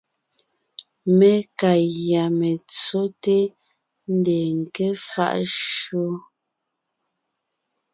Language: Ngiemboon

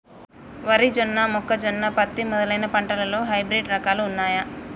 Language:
Telugu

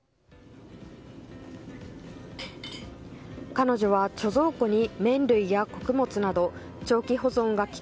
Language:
Japanese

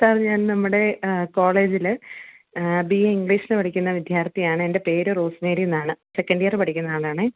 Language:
Malayalam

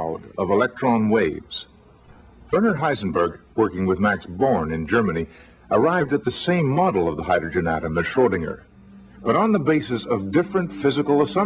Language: English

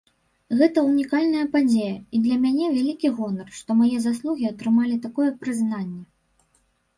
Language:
Belarusian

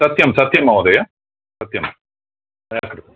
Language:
Sanskrit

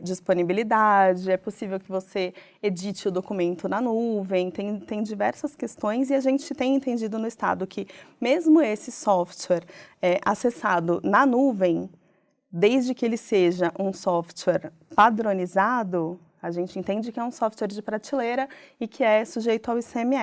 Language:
Portuguese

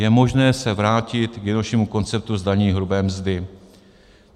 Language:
Czech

